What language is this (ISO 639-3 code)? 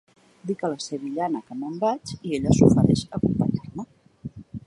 cat